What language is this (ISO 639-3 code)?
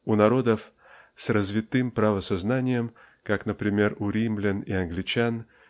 rus